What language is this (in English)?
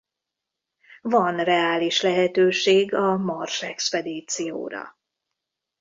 Hungarian